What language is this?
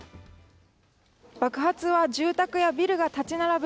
Japanese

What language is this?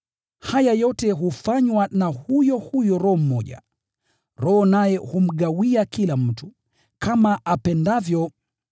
Swahili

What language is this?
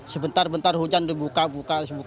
Indonesian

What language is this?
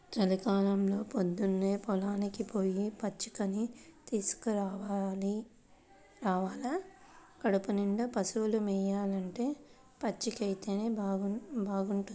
Telugu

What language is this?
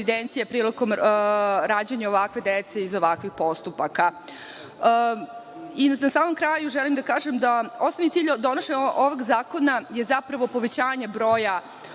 Serbian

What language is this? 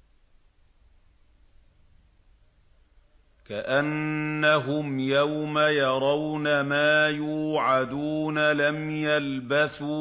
Arabic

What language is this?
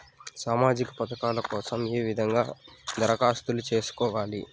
Telugu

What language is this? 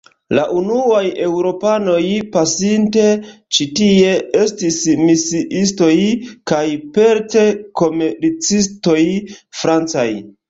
Esperanto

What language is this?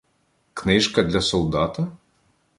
Ukrainian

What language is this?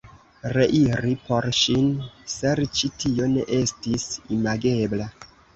Esperanto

